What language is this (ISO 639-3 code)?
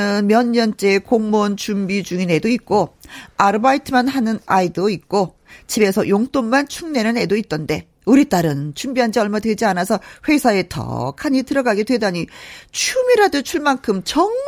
kor